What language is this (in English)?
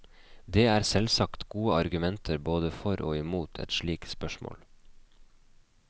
Norwegian